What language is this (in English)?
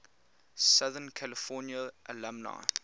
English